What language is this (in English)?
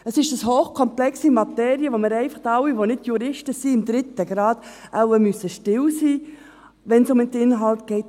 Swiss German